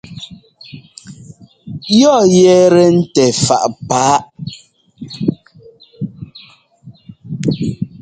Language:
Ngomba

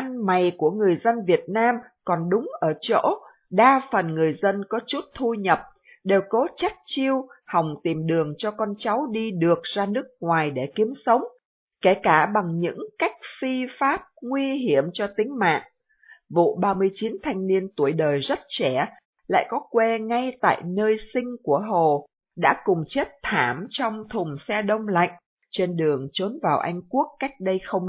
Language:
Vietnamese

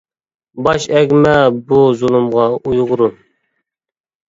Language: Uyghur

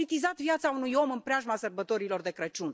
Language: Romanian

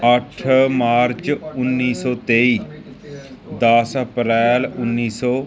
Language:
Punjabi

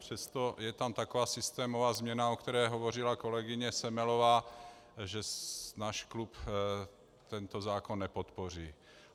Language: Czech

